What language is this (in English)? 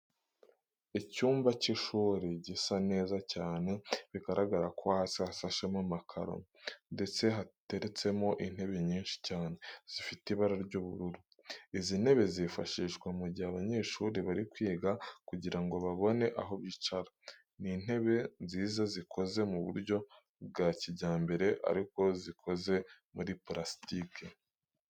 Kinyarwanda